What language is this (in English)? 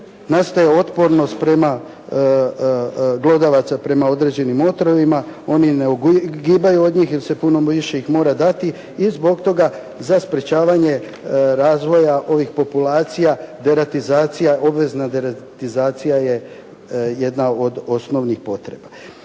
Croatian